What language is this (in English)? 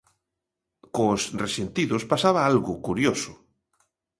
Galician